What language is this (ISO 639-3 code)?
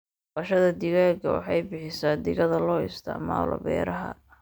som